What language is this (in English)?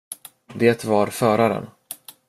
Swedish